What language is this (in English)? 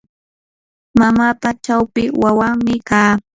Yanahuanca Pasco Quechua